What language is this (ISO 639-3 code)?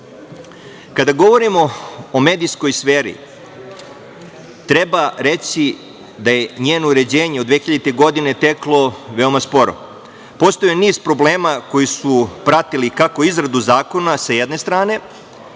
srp